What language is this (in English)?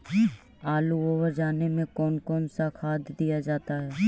Magahi